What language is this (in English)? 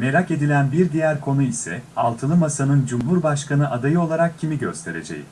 Turkish